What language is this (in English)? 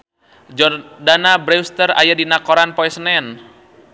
Sundanese